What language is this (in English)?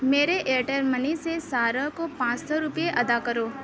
Urdu